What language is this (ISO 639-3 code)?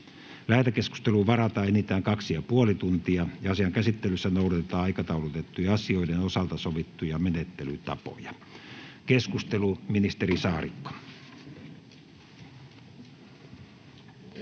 fin